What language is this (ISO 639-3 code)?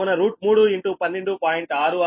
tel